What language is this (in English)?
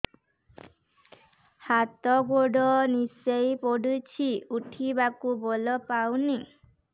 Odia